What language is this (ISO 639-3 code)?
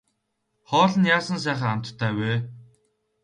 mon